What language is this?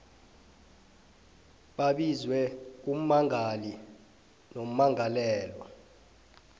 South Ndebele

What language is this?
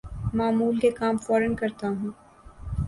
Urdu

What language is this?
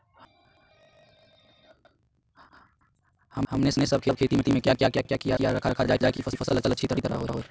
Magahi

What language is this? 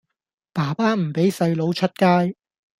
Cantonese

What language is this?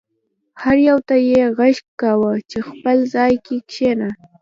Pashto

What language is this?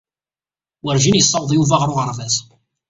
Kabyle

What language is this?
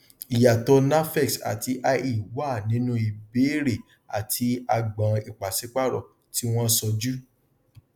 Yoruba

